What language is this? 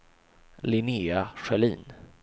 Swedish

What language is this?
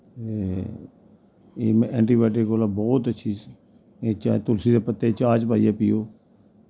Dogri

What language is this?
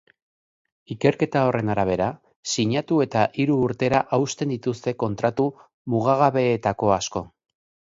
Basque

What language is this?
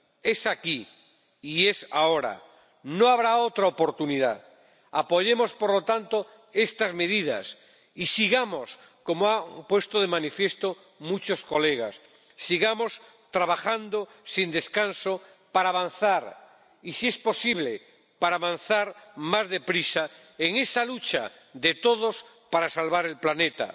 Spanish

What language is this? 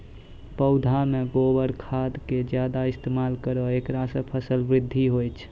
Maithili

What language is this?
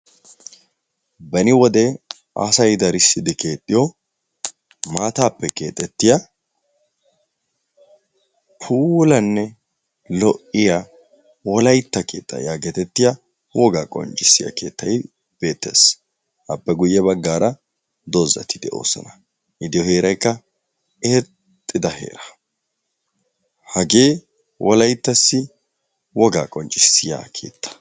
Wolaytta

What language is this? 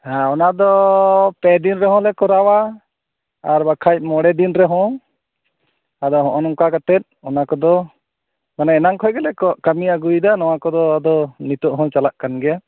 Santali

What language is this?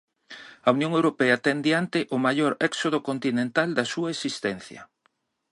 Galician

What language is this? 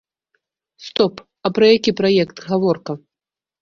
Belarusian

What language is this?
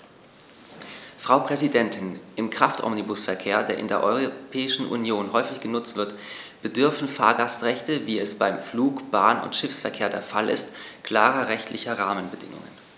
German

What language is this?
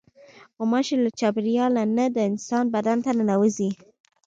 Pashto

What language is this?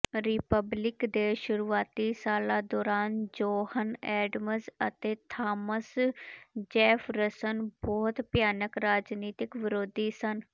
Punjabi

